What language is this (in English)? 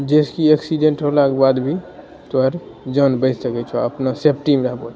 Maithili